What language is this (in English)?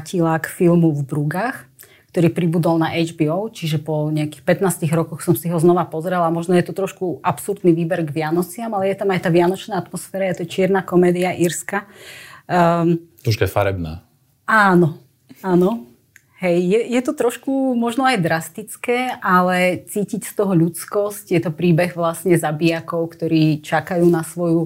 Slovak